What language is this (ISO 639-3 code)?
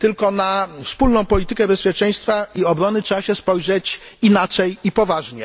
pol